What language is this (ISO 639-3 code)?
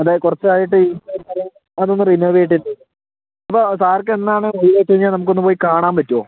mal